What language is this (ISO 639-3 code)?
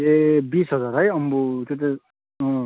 nep